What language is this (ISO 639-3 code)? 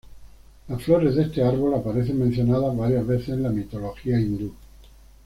spa